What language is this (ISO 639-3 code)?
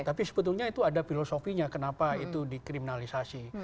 ind